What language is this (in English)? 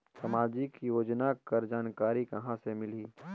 Chhattisgarhi